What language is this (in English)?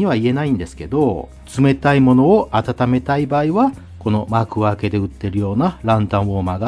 Japanese